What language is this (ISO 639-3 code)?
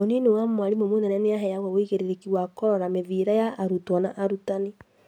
kik